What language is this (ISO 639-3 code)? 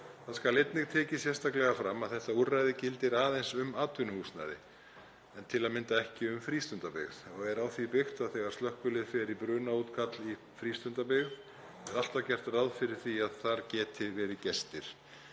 isl